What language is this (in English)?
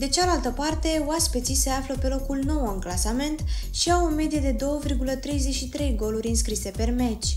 Romanian